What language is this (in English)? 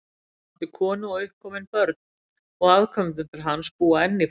Icelandic